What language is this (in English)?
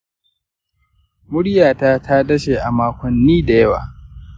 Hausa